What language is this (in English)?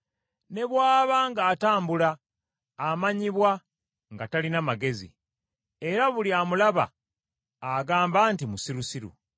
Ganda